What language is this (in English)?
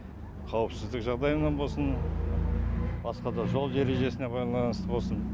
Kazakh